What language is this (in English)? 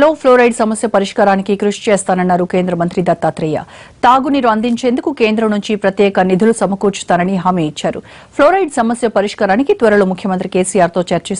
Italian